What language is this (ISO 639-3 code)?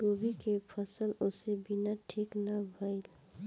bho